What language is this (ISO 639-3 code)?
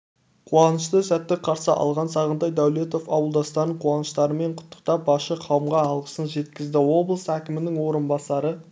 kaz